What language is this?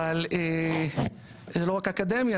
Hebrew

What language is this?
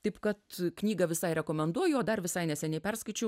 Lithuanian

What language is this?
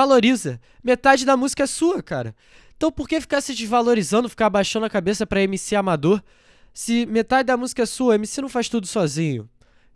Portuguese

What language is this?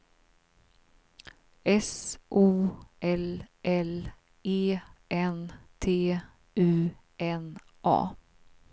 Swedish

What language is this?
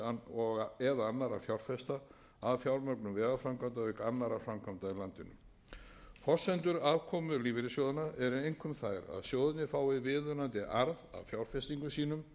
Icelandic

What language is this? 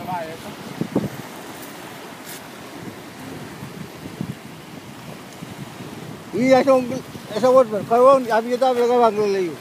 Thai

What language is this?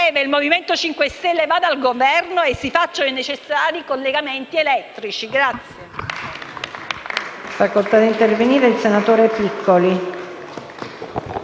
Italian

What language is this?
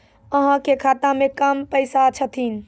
Maithili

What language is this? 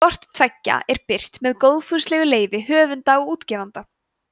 Icelandic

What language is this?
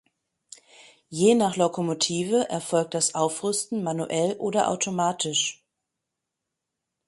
German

